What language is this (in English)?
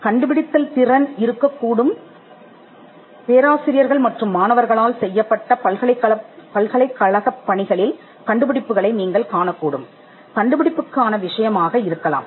Tamil